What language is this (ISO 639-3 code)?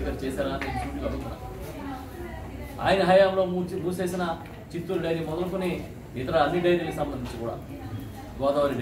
ind